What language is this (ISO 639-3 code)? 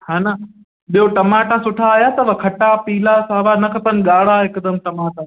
snd